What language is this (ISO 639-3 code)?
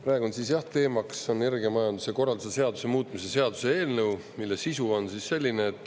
est